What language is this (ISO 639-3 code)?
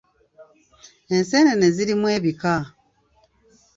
lug